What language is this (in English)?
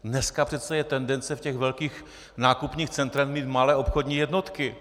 Czech